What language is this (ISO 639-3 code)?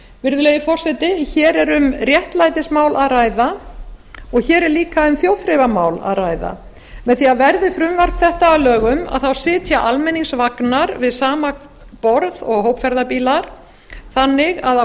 isl